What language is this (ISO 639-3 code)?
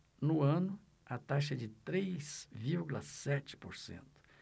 por